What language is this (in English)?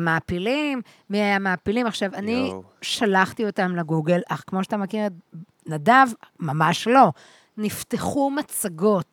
Hebrew